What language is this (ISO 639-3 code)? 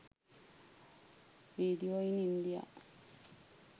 sin